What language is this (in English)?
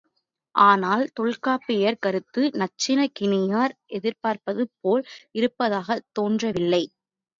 Tamil